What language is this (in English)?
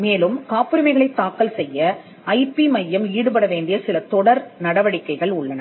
Tamil